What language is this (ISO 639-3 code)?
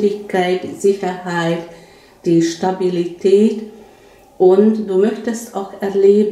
deu